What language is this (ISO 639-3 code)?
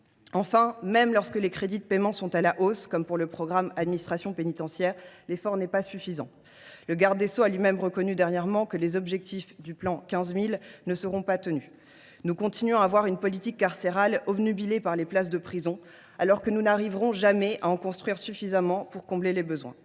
fra